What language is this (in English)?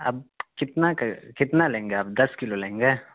Urdu